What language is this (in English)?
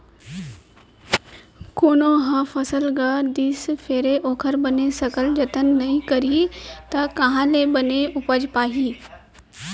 Chhattisgarhi